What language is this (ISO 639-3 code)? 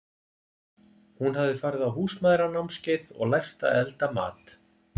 isl